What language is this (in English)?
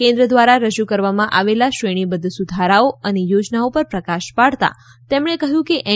Gujarati